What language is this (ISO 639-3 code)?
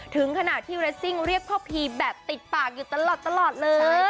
tha